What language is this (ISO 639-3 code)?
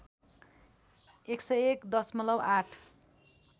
nep